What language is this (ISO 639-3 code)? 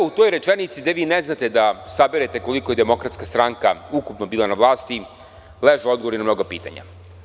srp